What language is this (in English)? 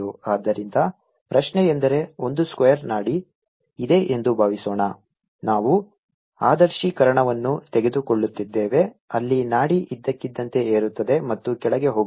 Kannada